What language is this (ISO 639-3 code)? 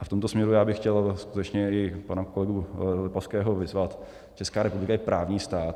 ces